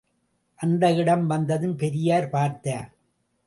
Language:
Tamil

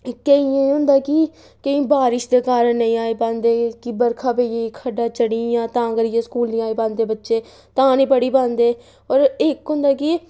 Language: Dogri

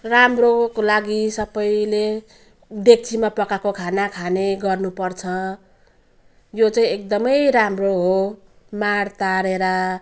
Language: Nepali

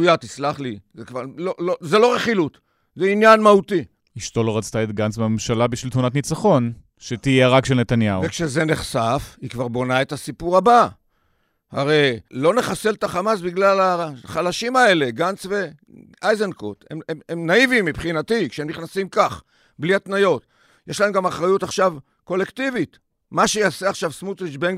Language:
Hebrew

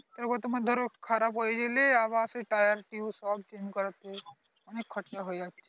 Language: Bangla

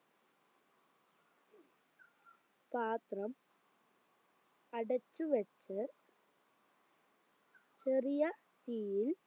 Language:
Malayalam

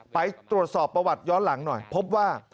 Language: Thai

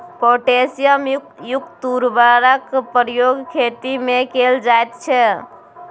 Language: Maithili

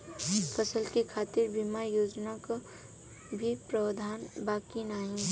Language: Bhojpuri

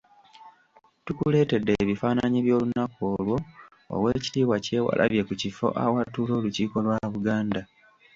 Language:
Ganda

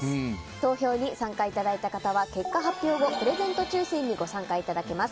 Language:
Japanese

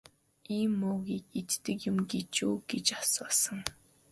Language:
Mongolian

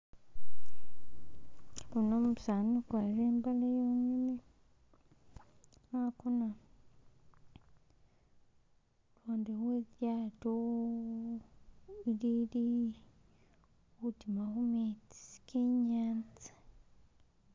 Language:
Masaaba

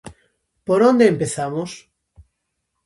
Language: Galician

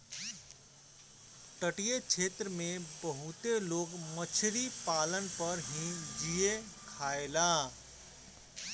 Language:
Bhojpuri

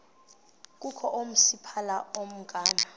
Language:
Xhosa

